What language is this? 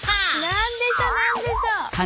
Japanese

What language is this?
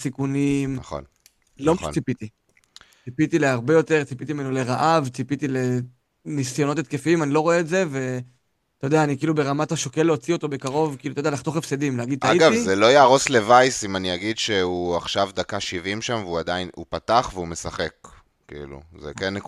Hebrew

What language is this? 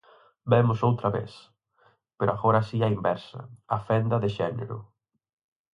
Galician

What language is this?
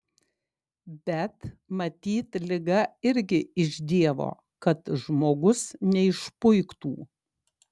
Lithuanian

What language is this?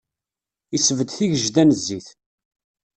Kabyle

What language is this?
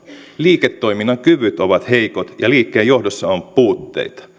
Finnish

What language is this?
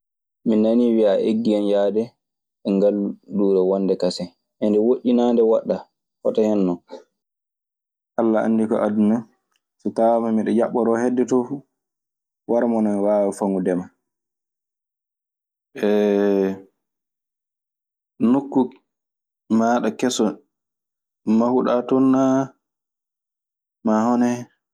Maasina Fulfulde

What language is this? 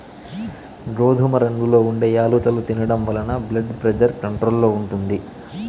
Telugu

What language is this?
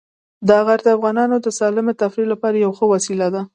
Pashto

